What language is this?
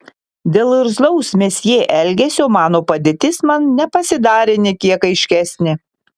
Lithuanian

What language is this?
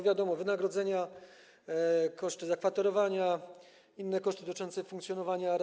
Polish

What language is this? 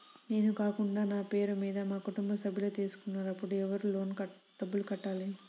Telugu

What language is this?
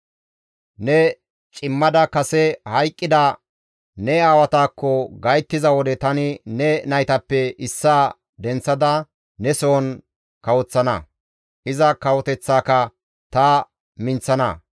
Gamo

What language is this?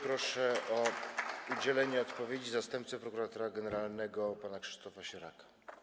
Polish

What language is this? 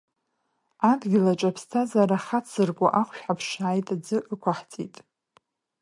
Abkhazian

